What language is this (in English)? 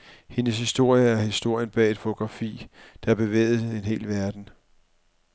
Danish